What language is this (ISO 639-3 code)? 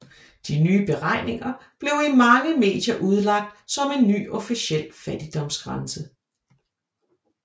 dan